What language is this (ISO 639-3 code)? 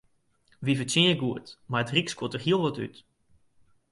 fry